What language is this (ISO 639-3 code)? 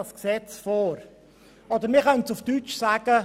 gsw